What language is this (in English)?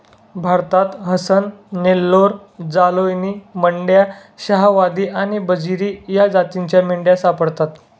Marathi